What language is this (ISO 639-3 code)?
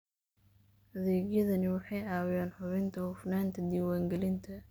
som